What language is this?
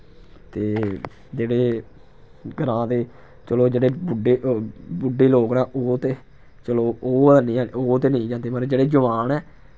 Dogri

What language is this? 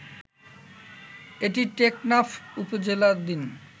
Bangla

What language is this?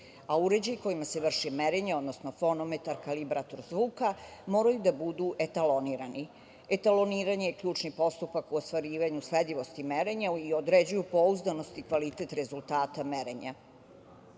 Serbian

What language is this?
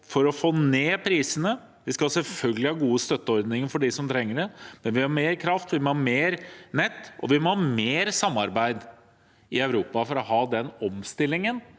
Norwegian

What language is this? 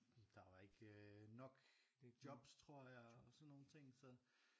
Danish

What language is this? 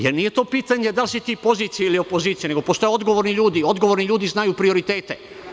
Serbian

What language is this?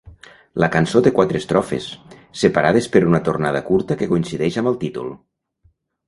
Catalan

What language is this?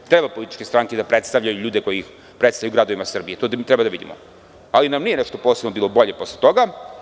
Serbian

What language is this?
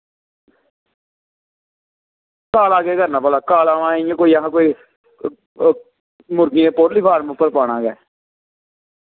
Dogri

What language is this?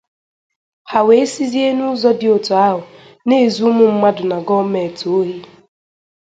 Igbo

